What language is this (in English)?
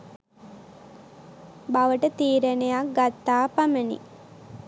Sinhala